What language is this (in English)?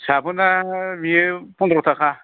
Bodo